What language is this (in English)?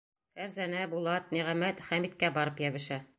Bashkir